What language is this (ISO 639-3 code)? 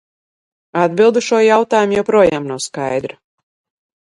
lav